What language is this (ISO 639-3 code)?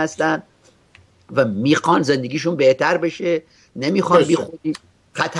fas